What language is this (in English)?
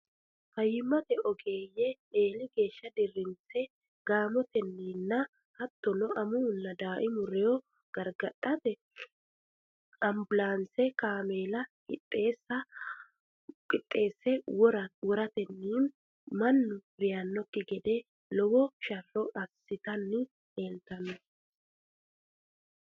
Sidamo